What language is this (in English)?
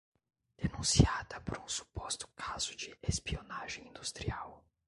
Portuguese